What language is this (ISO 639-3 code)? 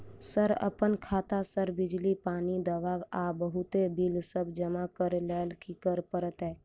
mai